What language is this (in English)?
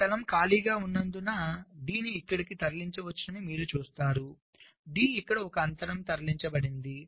Telugu